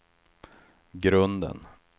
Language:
Swedish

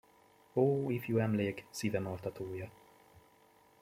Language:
Hungarian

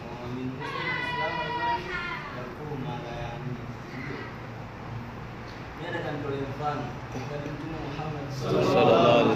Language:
Swahili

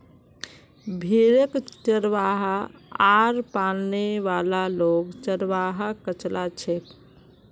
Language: Magahi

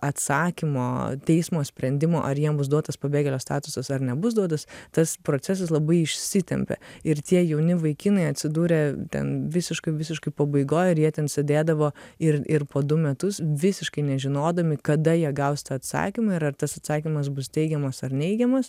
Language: Lithuanian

